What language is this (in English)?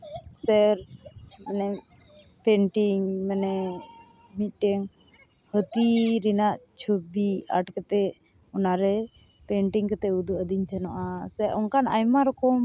Santali